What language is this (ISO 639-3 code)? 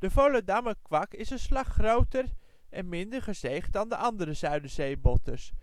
nld